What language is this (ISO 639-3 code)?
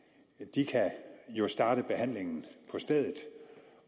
dan